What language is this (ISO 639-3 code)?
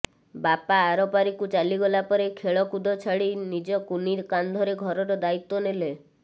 ori